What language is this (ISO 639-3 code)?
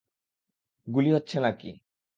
ben